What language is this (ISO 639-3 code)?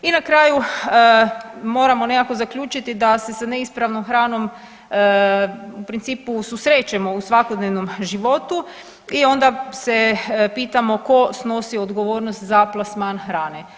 hrv